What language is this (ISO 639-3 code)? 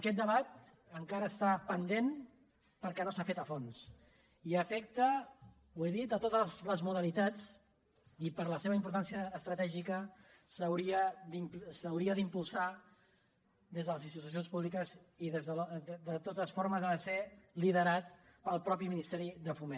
cat